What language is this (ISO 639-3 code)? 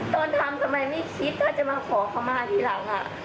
tha